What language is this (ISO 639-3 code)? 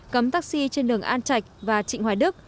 vie